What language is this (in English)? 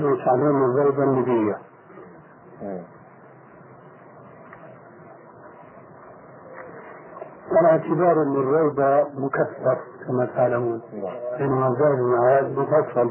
Arabic